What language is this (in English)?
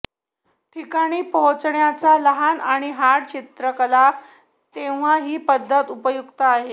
Marathi